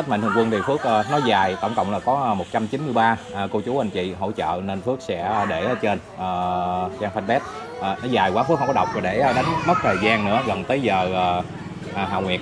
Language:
Vietnamese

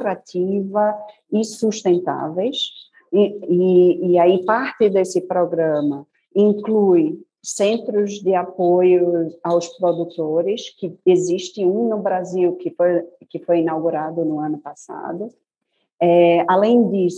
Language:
Portuguese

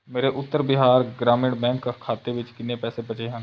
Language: Punjabi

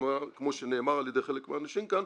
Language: Hebrew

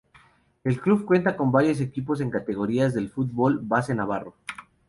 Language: Spanish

